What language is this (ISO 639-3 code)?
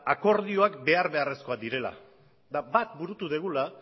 eus